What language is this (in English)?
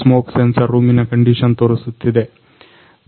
Kannada